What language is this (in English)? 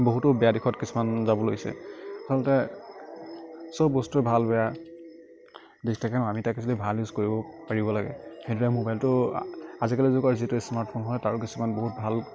Assamese